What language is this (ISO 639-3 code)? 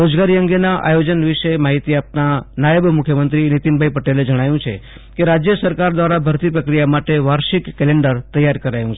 guj